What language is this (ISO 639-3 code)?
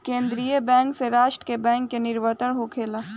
bho